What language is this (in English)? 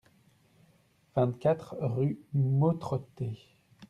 French